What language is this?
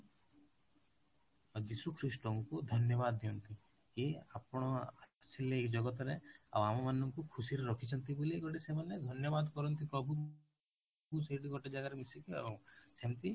Odia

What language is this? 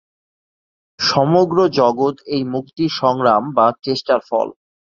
Bangla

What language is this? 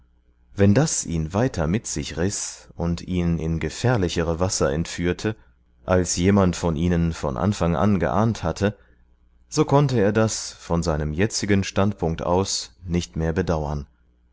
German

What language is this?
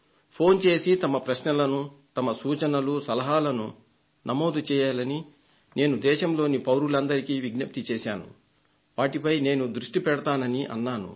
Telugu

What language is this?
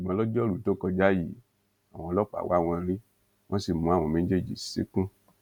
Yoruba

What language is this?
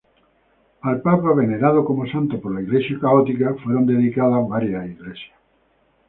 Spanish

